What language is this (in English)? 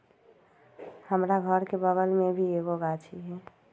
Magahi